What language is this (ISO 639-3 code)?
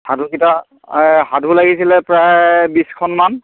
asm